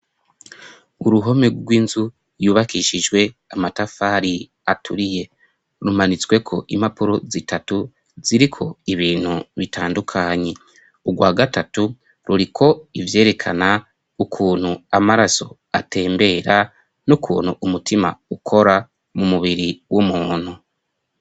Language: Rundi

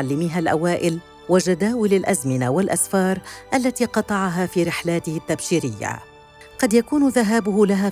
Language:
Arabic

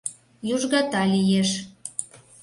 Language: Mari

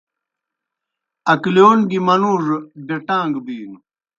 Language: Kohistani Shina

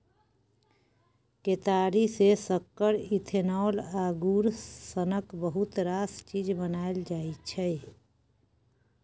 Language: Maithili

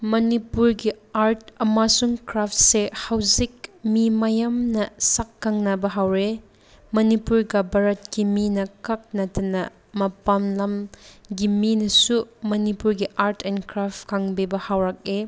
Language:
Manipuri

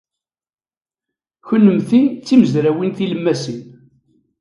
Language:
Kabyle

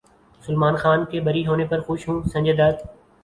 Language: Urdu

